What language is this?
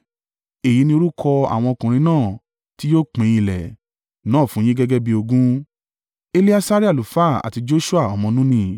Yoruba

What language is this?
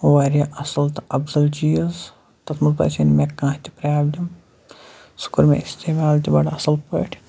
Kashmiri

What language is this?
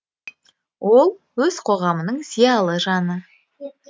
Kazakh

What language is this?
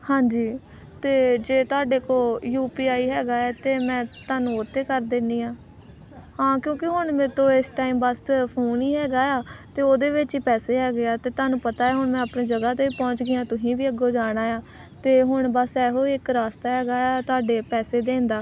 Punjabi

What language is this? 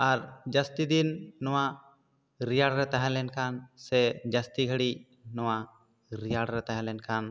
Santali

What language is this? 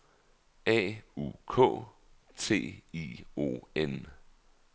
Danish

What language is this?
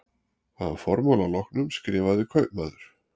Icelandic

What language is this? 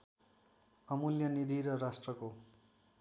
Nepali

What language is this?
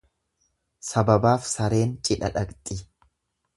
Oromo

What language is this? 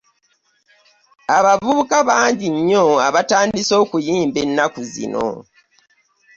Ganda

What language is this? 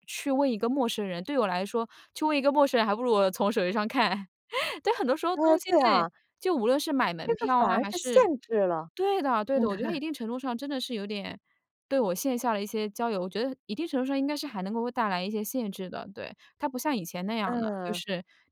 Chinese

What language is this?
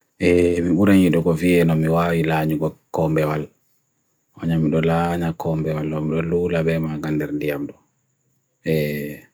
Bagirmi Fulfulde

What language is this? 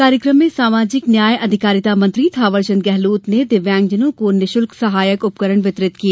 Hindi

